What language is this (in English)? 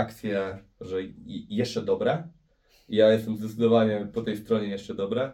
Polish